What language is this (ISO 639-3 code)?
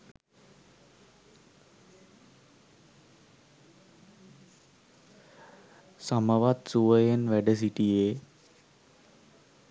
sin